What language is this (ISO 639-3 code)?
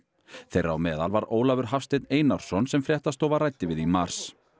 isl